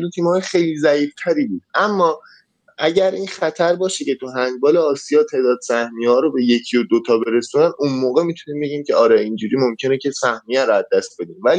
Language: Persian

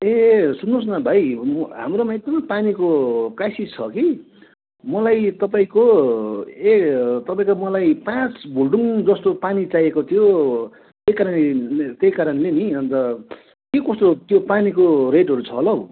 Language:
Nepali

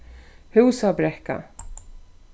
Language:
Faroese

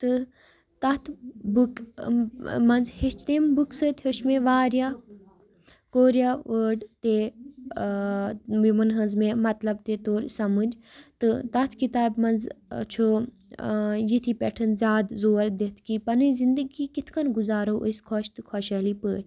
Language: Kashmiri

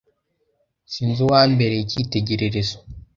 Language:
Kinyarwanda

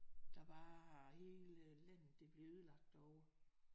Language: Danish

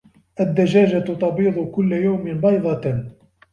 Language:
Arabic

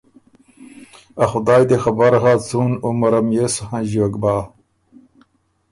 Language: Ormuri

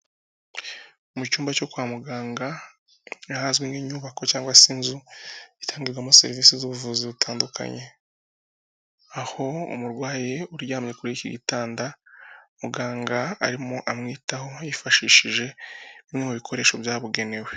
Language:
Kinyarwanda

